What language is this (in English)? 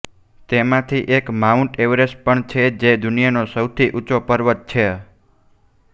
Gujarati